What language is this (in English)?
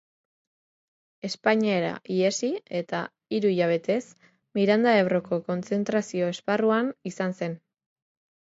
Basque